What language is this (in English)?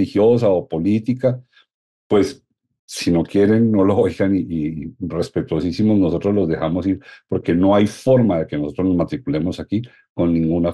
Spanish